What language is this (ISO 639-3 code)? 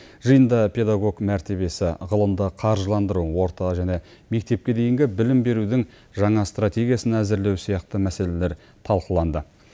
kaz